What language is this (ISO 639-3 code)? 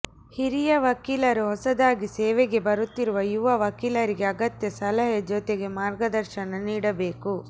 kan